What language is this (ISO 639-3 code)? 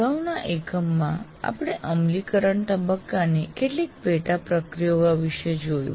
guj